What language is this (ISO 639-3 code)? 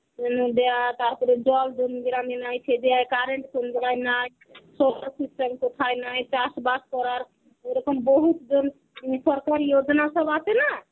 ben